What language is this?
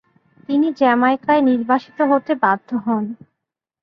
Bangla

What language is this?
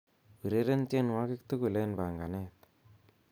Kalenjin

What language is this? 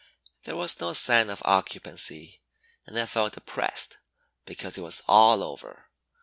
English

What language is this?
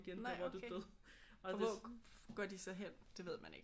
Danish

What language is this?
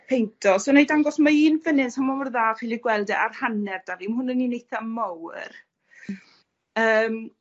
Welsh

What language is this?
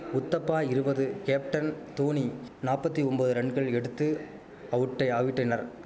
Tamil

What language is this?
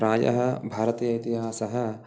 Sanskrit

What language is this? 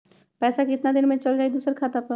Magahi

